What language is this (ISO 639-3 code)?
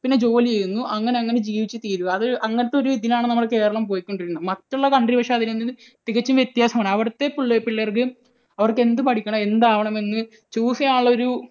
mal